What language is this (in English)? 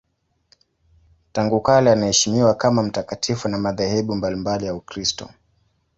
Swahili